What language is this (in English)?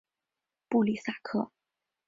Chinese